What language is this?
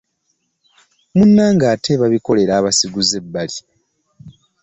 Ganda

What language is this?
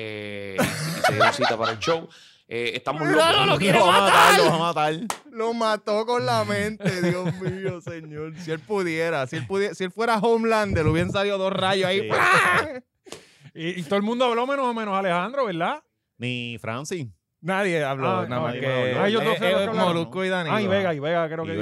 Spanish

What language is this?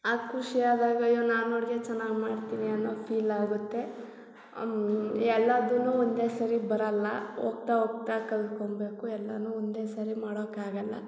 Kannada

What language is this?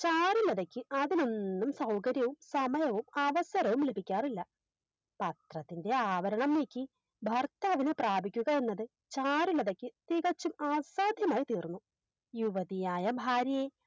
Malayalam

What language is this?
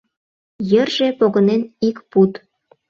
Mari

